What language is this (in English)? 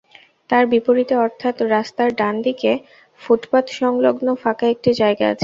Bangla